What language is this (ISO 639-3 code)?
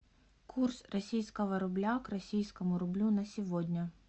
rus